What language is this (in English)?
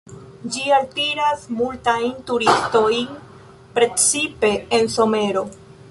Esperanto